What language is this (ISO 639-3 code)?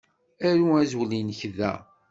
kab